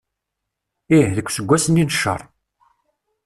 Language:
Kabyle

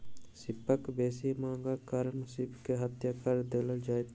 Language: Maithili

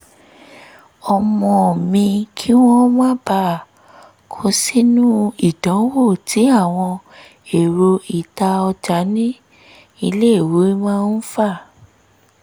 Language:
Yoruba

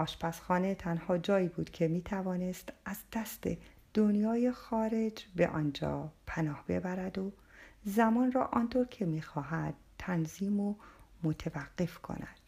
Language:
Persian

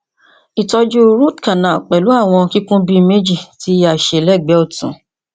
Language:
Yoruba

